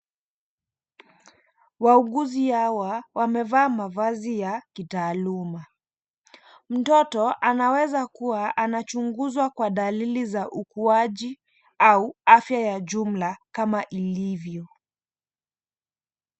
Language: Swahili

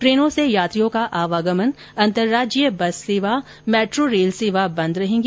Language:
Hindi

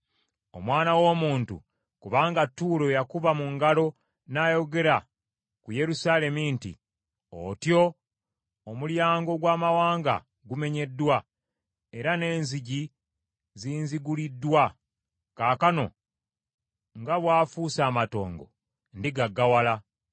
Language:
Ganda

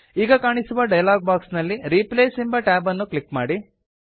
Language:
Kannada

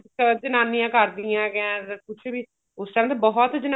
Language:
Punjabi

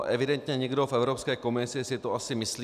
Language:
Czech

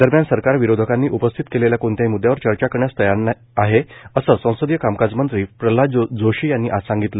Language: Marathi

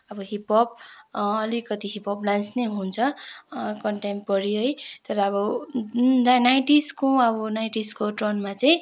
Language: Nepali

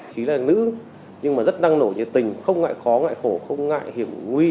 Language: Vietnamese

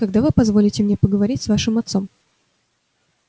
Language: Russian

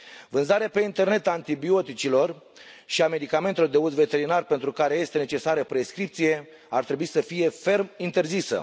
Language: Romanian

